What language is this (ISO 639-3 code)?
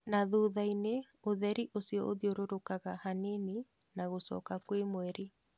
kik